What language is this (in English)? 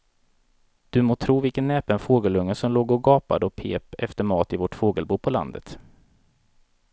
Swedish